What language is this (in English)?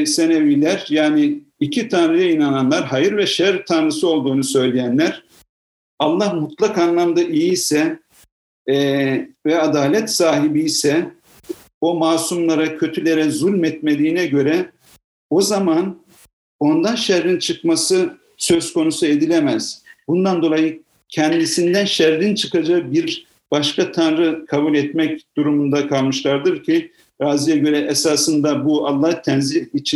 Turkish